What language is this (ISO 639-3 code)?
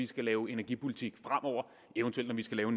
dan